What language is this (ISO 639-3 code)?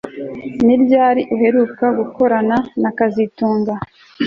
kin